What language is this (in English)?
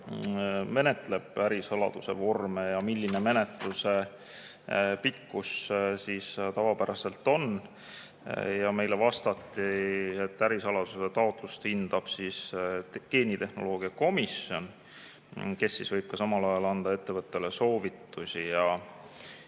Estonian